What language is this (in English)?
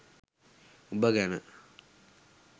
Sinhala